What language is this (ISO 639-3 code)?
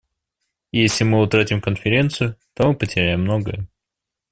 rus